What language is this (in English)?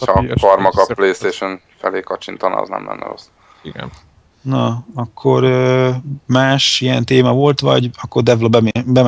Hungarian